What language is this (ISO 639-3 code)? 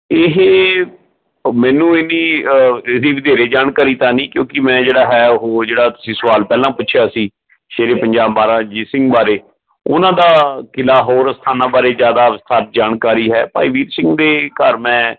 pan